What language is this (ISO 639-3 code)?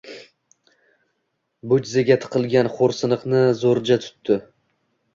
uzb